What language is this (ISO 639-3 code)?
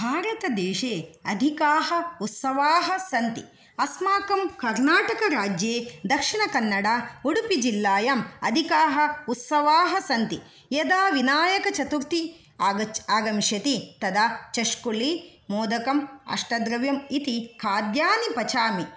san